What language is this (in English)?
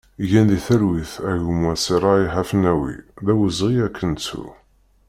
Kabyle